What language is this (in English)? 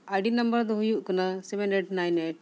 Santali